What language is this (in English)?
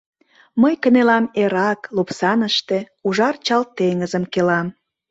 Mari